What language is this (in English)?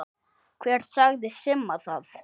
Icelandic